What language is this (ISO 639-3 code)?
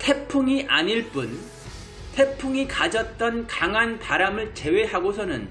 kor